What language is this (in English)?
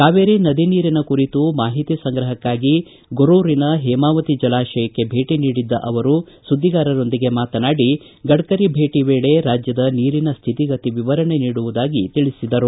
Kannada